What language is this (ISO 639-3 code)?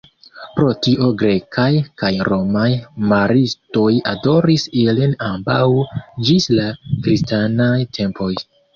epo